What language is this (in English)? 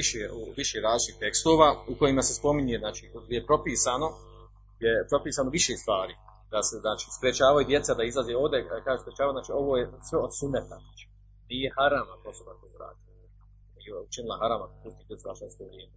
Croatian